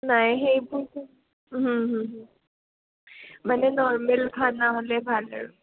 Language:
Assamese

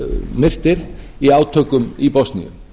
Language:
Icelandic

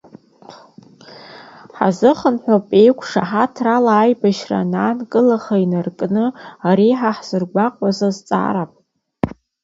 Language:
Abkhazian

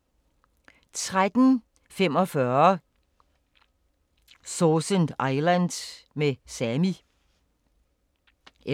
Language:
Danish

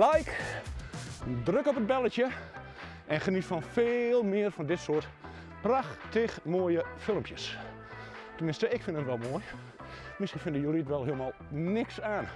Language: Dutch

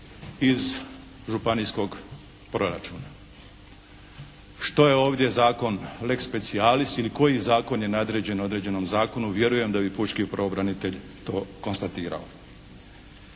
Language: Croatian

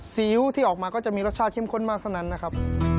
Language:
Thai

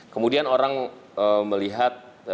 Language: Indonesian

